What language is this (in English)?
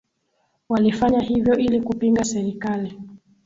Swahili